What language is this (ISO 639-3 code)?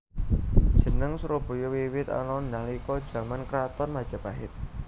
jav